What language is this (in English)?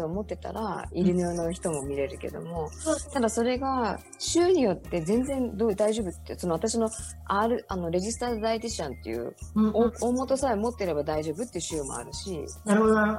Japanese